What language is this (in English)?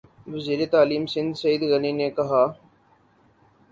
Urdu